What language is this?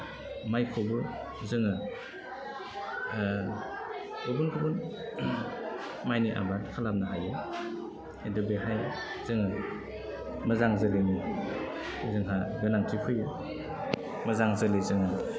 Bodo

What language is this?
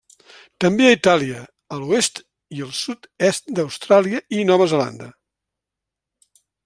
Catalan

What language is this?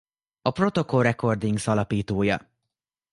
Hungarian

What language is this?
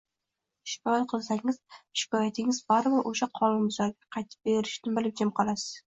Uzbek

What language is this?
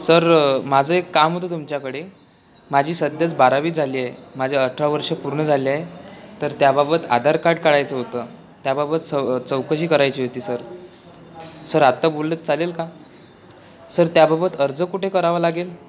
Marathi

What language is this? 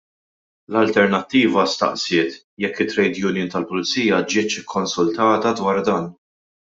Maltese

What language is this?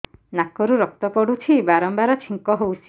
Odia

